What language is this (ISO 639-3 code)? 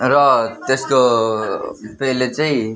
nep